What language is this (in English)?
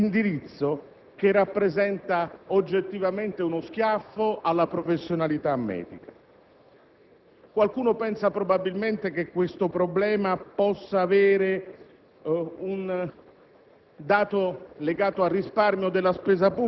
Italian